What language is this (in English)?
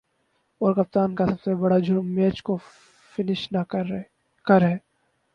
Urdu